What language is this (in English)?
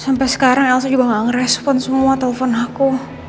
Indonesian